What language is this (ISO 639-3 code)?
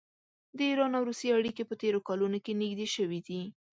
pus